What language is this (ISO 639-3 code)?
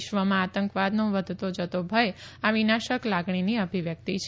guj